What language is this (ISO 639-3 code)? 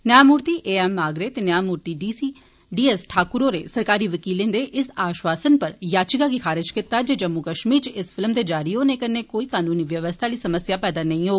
doi